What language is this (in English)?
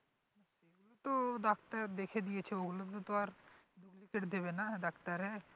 Bangla